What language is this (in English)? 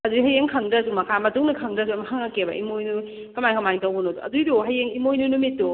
Manipuri